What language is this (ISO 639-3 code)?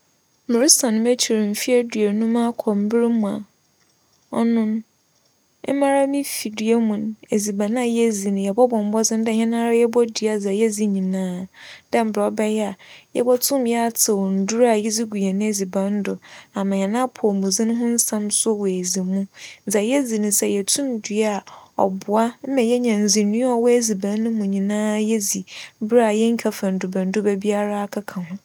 aka